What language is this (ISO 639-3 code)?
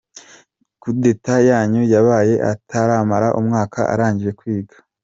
kin